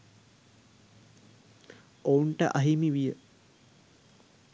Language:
Sinhala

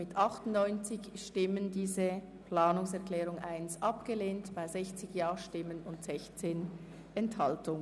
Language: Swiss German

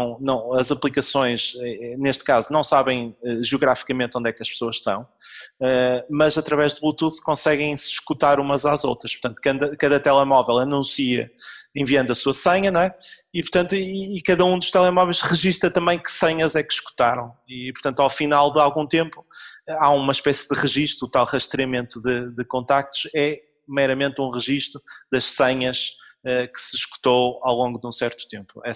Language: Portuguese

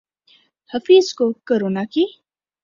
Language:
Urdu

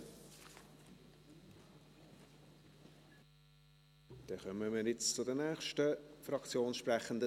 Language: Swiss German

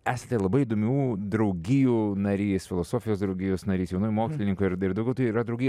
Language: Lithuanian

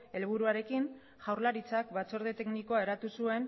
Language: Basque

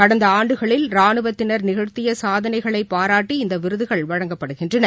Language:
Tamil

